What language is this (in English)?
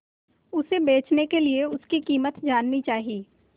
Hindi